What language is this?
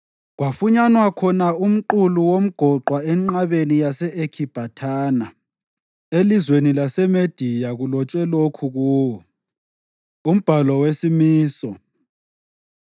North Ndebele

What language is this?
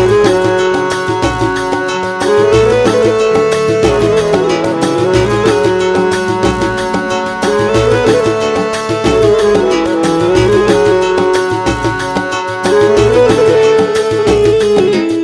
Arabic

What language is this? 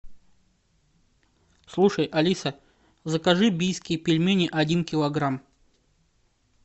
Russian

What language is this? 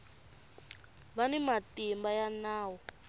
Tsonga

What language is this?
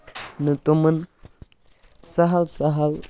Kashmiri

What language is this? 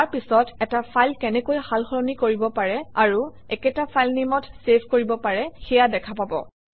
Assamese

